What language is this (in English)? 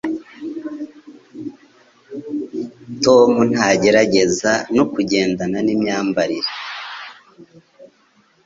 Kinyarwanda